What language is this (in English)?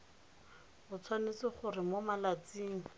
Tswana